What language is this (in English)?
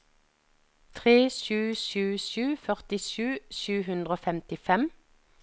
Norwegian